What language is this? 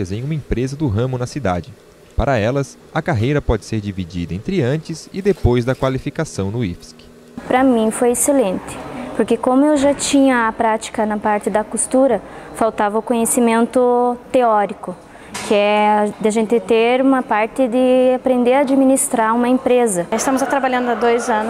Portuguese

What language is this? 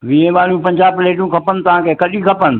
Sindhi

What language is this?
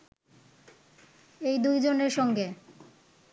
Bangla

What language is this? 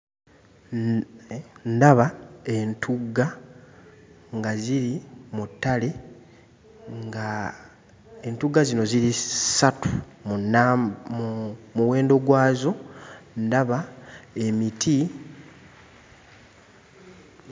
Ganda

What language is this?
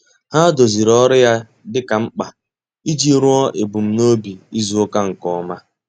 Igbo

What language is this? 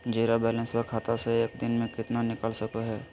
Magahi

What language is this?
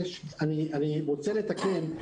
Hebrew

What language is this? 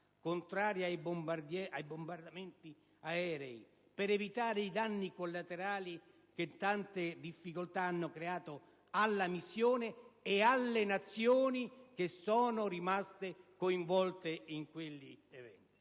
Italian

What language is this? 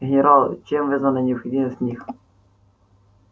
Russian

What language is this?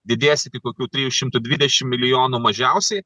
Lithuanian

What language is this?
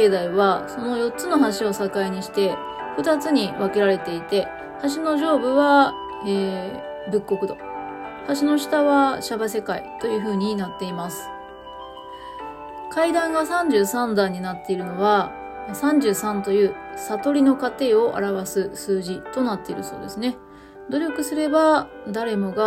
Japanese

